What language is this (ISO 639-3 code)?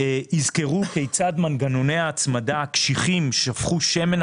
heb